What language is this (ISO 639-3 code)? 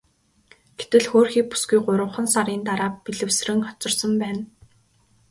mon